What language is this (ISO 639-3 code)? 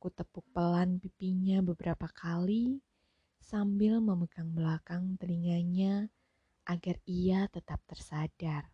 ind